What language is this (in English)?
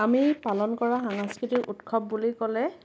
Assamese